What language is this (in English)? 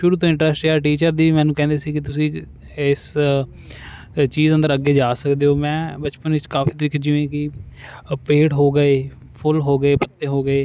Punjabi